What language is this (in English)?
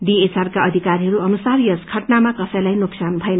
Nepali